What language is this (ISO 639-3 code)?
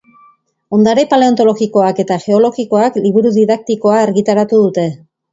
eus